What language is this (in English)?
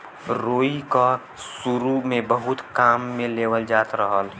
Bhojpuri